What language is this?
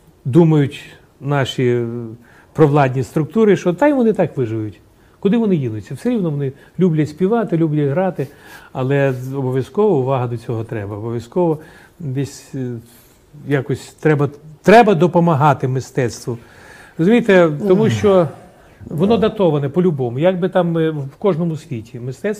Ukrainian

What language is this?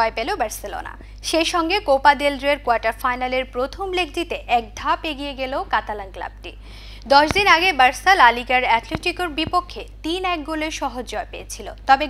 Hindi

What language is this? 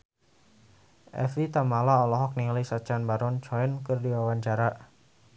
Sundanese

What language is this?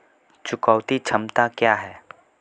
Hindi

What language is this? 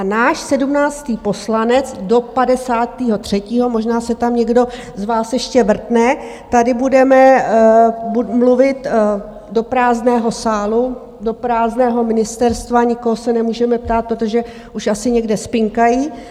Czech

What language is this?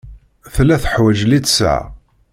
Kabyle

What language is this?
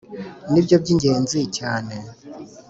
Kinyarwanda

